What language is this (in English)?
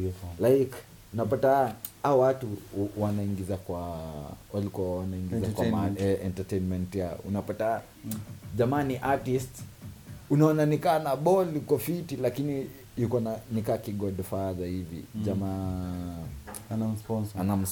Swahili